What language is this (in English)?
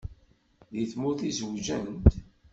Kabyle